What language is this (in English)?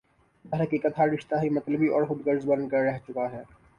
Urdu